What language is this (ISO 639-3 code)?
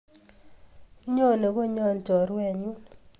kln